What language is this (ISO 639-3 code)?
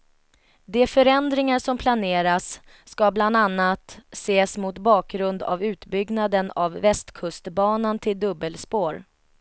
swe